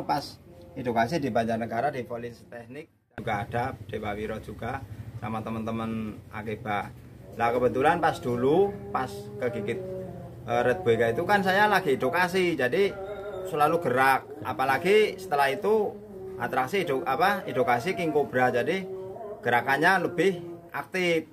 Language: Indonesian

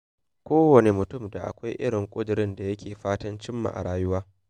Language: Hausa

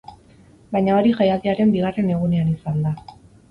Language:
Basque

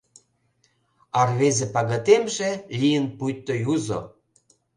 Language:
Mari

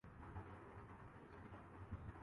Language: Urdu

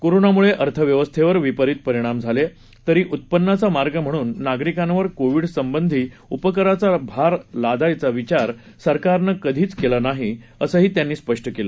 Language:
Marathi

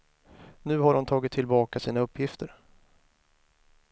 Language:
Swedish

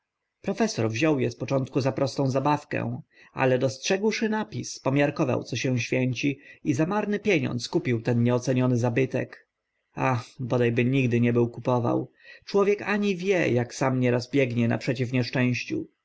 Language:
Polish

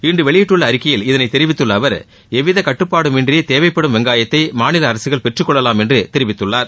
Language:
Tamil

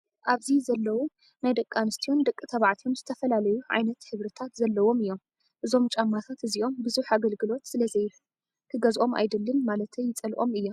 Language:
Tigrinya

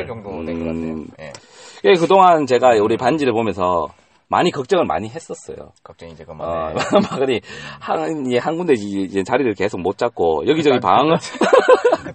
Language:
Korean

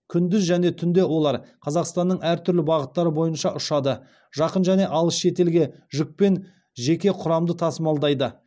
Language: Kazakh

